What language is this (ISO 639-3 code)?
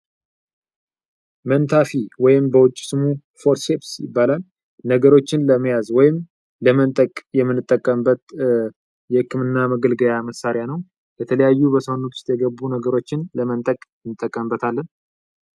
amh